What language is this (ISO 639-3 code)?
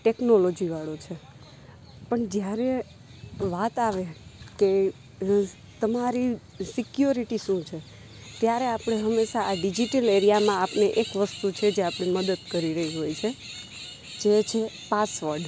guj